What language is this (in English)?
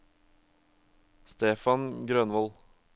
Norwegian